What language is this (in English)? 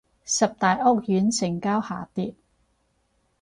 Cantonese